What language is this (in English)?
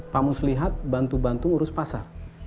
Indonesian